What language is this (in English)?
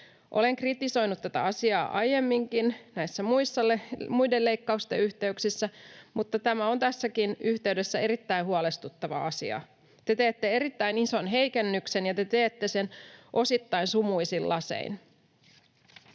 Finnish